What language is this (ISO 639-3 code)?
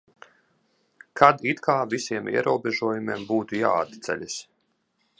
lav